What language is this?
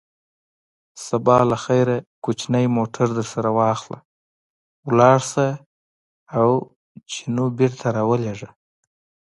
Pashto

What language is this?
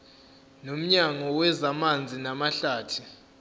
Zulu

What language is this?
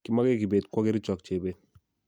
Kalenjin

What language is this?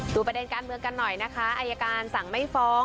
Thai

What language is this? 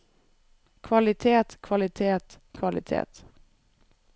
Norwegian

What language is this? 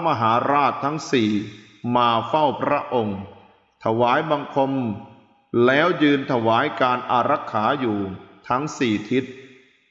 Thai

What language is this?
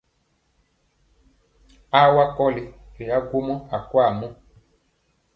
Mpiemo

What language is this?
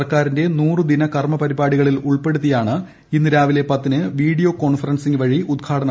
Malayalam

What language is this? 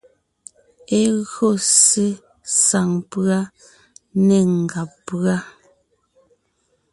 Ngiemboon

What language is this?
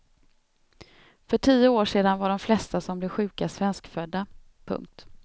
Swedish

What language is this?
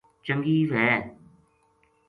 Gujari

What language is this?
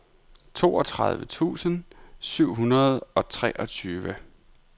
Danish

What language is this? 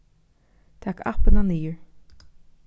Faroese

